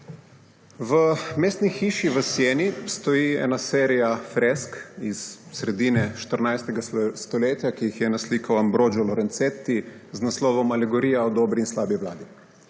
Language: Slovenian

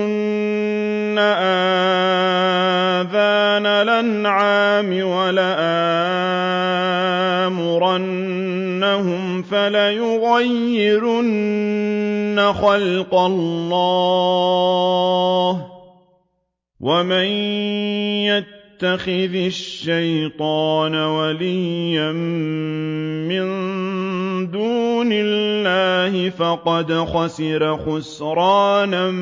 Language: Arabic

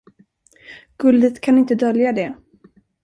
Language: Swedish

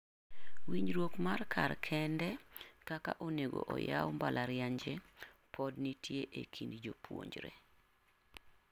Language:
Luo (Kenya and Tanzania)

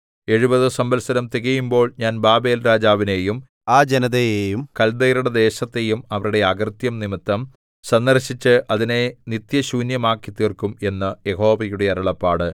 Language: Malayalam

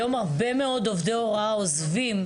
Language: Hebrew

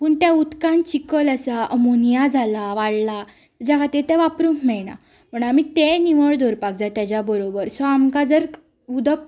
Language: Konkani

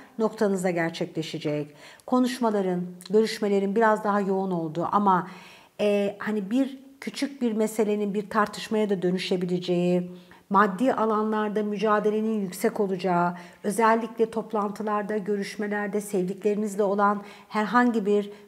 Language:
Turkish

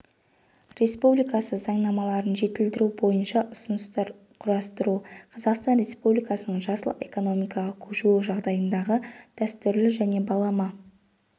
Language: Kazakh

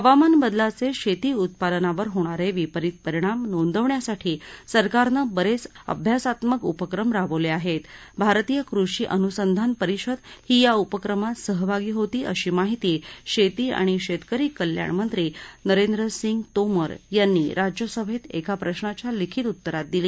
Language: Marathi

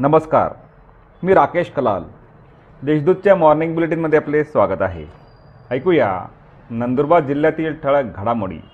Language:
Marathi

